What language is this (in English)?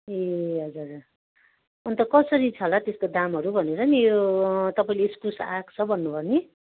Nepali